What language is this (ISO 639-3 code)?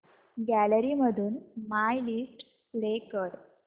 mar